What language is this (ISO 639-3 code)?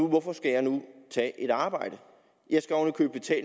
dan